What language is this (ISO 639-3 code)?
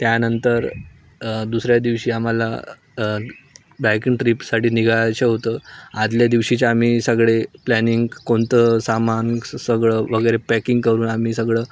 mar